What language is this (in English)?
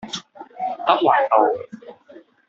Cantonese